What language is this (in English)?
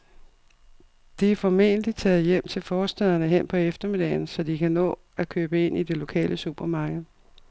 Danish